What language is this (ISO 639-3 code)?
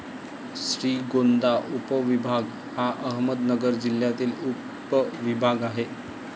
mar